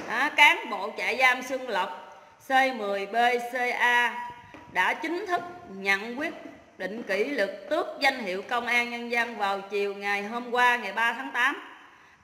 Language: Vietnamese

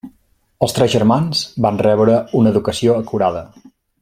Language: Catalan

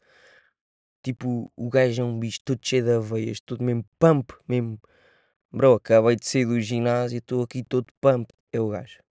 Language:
Portuguese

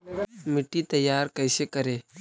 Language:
Magahi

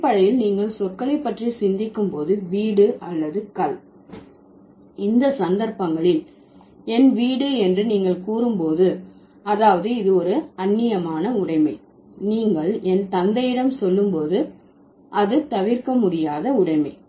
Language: Tamil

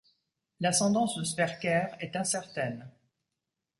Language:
French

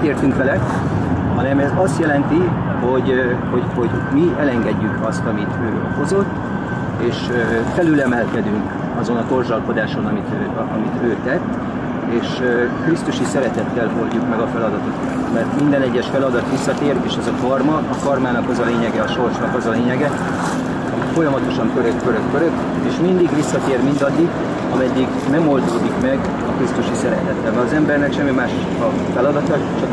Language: Hungarian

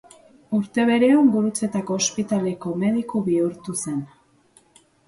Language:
Basque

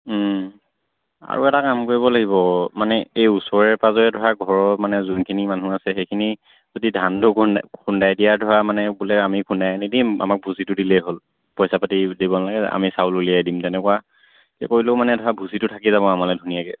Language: Assamese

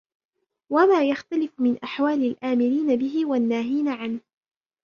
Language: Arabic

